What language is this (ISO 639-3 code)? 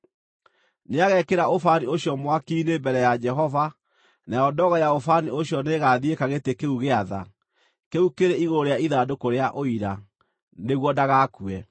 kik